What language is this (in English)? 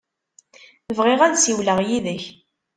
Kabyle